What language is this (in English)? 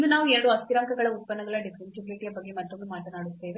Kannada